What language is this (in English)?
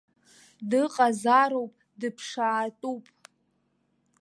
Abkhazian